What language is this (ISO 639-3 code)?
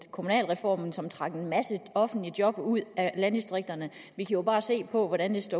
dan